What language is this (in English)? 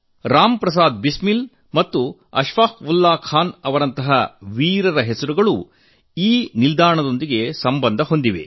Kannada